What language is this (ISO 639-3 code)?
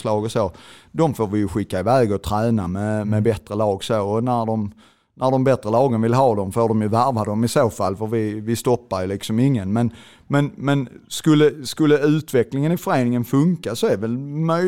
swe